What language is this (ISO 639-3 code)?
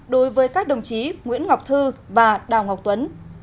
vie